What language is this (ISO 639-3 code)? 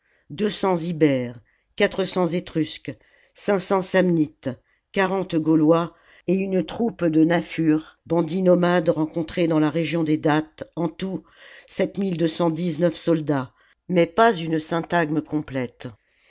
fra